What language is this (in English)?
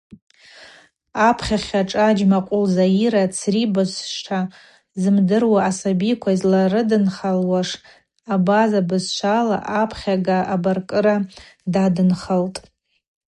Abaza